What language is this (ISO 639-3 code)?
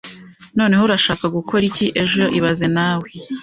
kin